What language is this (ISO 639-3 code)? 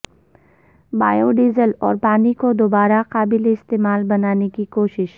urd